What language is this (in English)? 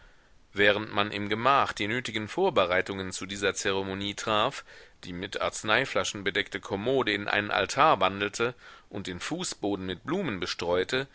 German